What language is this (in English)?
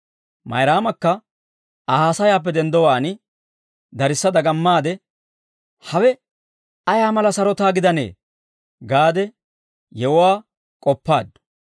Dawro